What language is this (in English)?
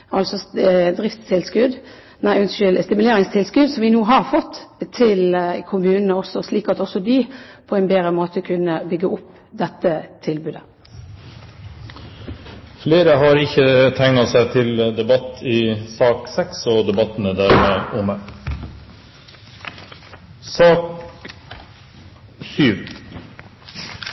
Norwegian Bokmål